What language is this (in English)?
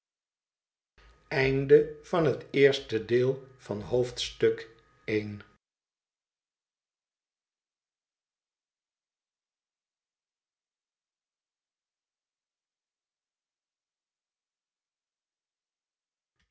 Dutch